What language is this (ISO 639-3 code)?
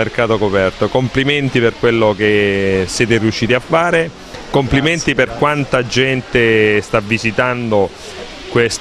ita